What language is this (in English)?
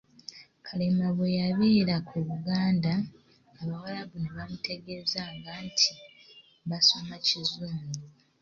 Ganda